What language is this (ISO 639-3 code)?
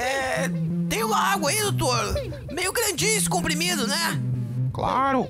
por